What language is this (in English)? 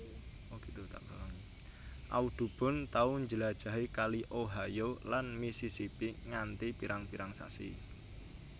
Javanese